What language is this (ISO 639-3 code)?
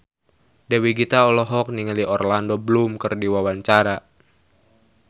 sun